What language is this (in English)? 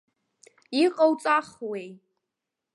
Abkhazian